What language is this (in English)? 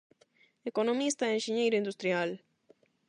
Galician